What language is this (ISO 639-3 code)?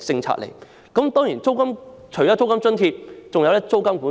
yue